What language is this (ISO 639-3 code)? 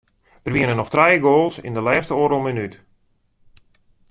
fry